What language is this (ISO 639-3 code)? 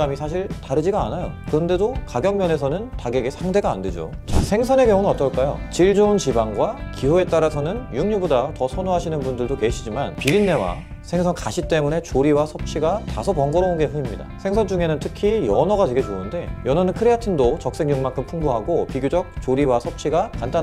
kor